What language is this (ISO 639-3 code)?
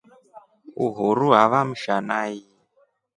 rof